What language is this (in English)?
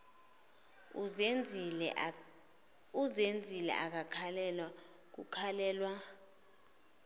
Zulu